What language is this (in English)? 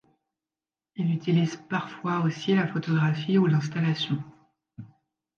French